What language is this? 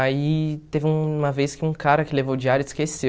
Portuguese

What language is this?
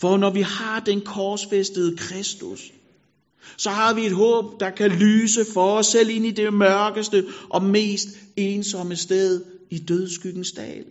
Danish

